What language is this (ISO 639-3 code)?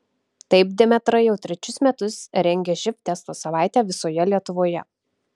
lit